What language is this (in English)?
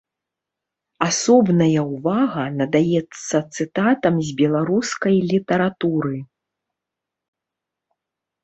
Belarusian